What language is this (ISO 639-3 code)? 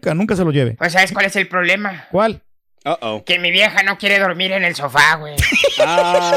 spa